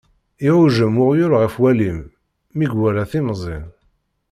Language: Kabyle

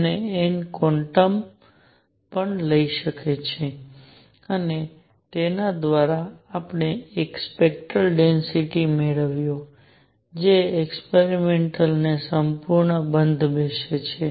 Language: Gujarati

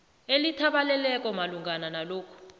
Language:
South Ndebele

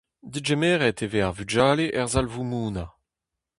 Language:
Breton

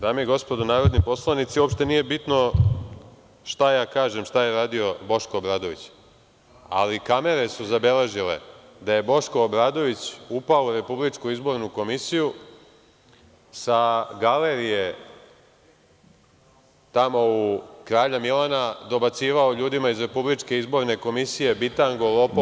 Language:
Serbian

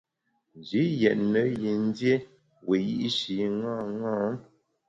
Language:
Bamun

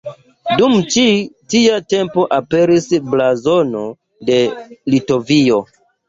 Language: Esperanto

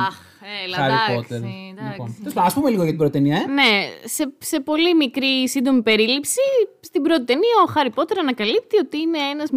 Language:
Greek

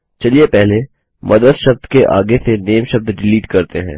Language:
Hindi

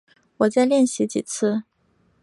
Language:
Chinese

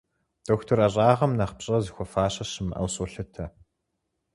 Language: Kabardian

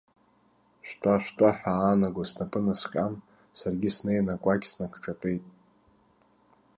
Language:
Abkhazian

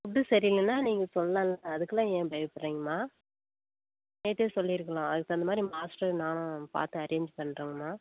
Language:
Tamil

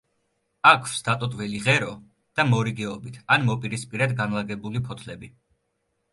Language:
Georgian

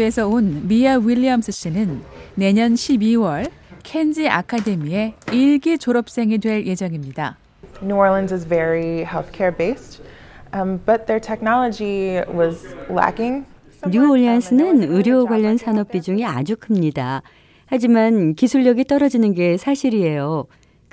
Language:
Korean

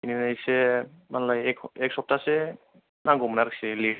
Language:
Bodo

